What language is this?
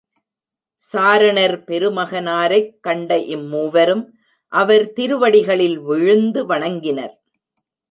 Tamil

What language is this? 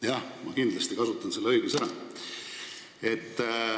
Estonian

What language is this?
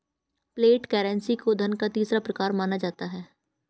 Hindi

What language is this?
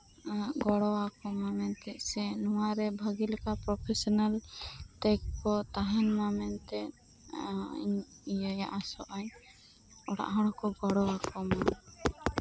Santali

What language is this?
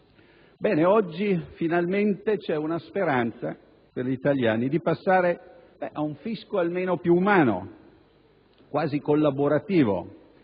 Italian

